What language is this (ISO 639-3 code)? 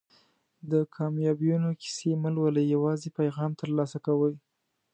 pus